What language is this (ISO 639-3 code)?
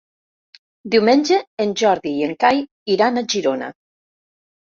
cat